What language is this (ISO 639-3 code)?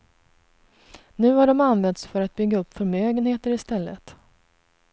swe